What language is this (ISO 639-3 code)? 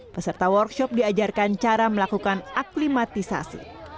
ind